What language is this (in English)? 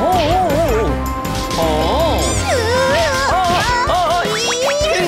Korean